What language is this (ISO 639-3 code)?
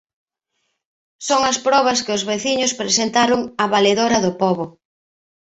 glg